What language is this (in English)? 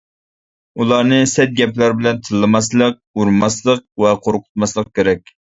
Uyghur